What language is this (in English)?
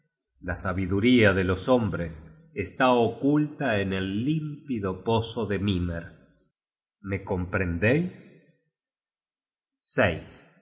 Spanish